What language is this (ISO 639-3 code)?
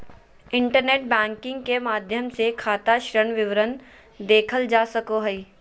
mag